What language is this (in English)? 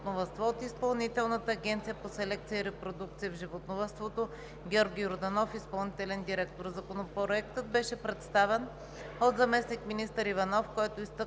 Bulgarian